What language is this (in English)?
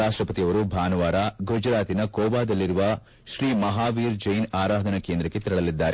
Kannada